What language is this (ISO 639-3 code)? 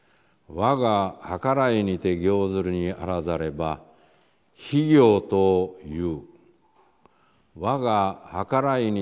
jpn